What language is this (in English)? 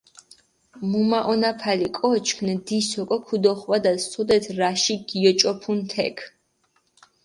Mingrelian